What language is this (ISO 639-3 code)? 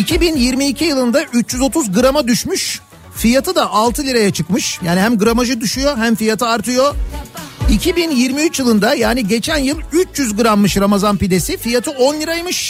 tur